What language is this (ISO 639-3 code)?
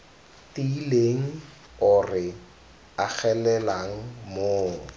tsn